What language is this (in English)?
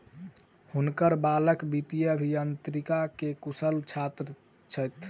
Maithili